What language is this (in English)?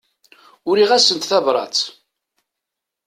Kabyle